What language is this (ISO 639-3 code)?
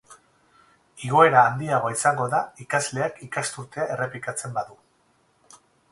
eus